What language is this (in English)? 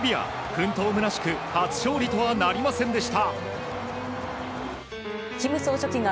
Japanese